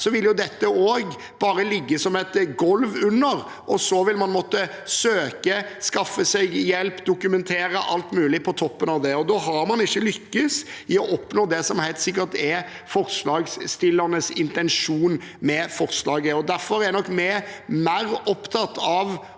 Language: Norwegian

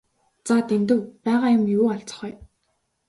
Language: Mongolian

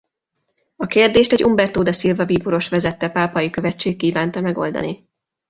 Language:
Hungarian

